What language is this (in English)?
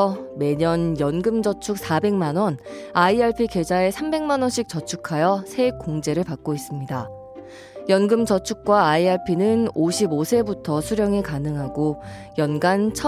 Korean